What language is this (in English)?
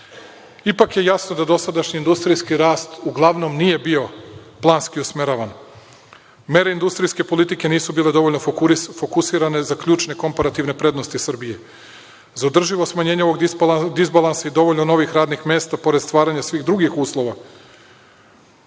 Serbian